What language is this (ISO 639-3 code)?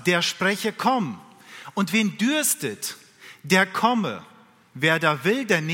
deu